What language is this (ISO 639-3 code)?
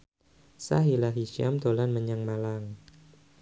jav